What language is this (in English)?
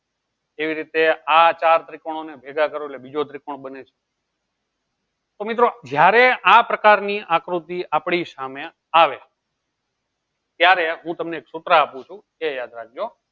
Gujarati